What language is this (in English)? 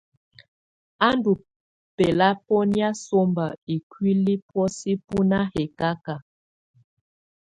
Tunen